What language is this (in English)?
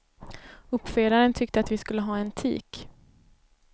Swedish